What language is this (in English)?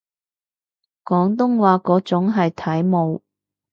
Cantonese